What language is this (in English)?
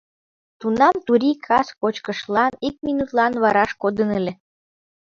Mari